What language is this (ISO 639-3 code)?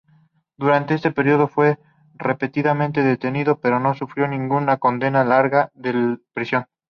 spa